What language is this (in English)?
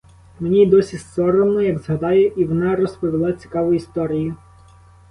Ukrainian